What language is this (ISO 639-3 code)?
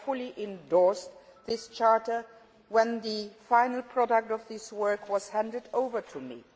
eng